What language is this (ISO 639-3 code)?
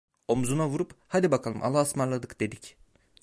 tur